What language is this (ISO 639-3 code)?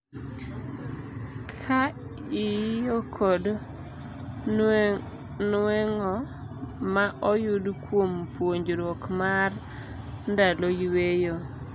luo